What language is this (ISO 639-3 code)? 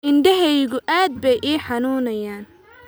som